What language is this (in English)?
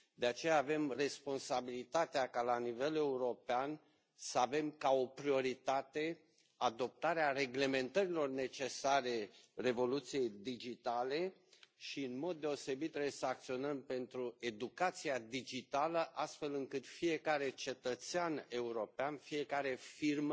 Romanian